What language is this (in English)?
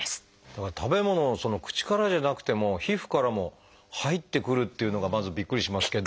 Japanese